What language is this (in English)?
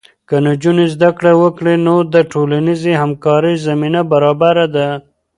Pashto